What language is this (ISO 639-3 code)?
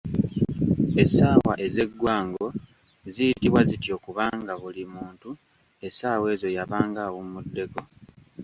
lug